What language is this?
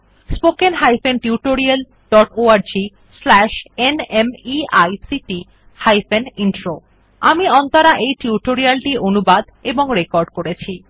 Bangla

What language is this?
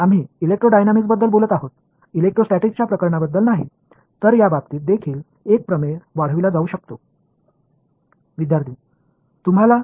Tamil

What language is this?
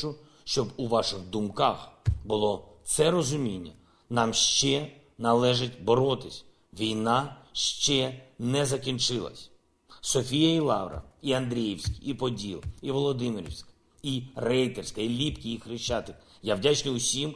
Ukrainian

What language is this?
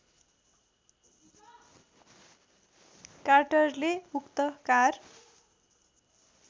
Nepali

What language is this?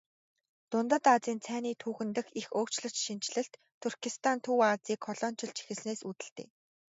Mongolian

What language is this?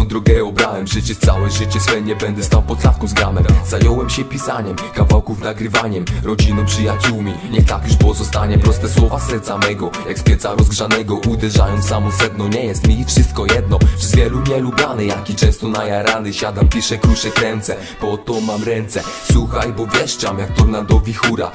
Polish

